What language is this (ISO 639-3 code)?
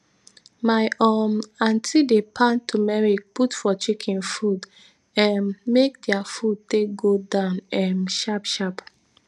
pcm